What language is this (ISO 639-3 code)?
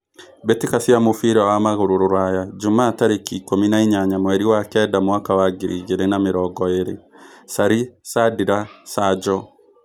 kik